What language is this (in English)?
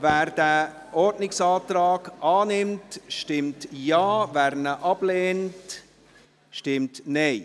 Swiss German